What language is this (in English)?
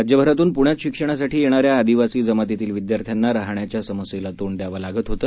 Marathi